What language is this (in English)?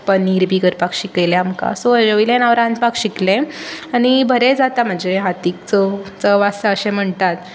Konkani